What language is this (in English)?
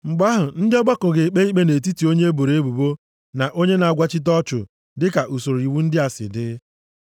Igbo